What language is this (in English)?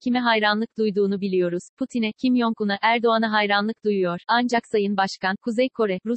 Turkish